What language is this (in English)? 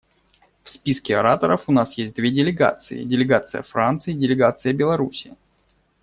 Russian